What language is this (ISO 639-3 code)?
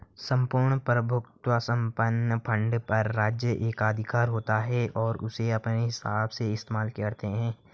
hin